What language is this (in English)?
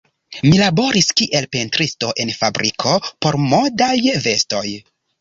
Esperanto